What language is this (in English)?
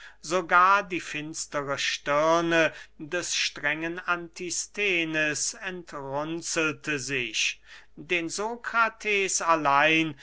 German